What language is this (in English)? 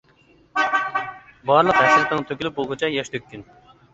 Uyghur